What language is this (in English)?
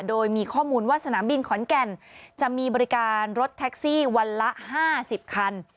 Thai